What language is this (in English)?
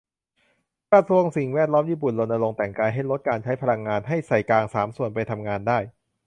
Thai